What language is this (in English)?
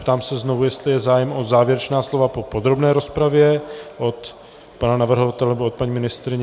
Czech